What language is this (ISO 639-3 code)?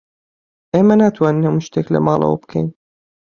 ckb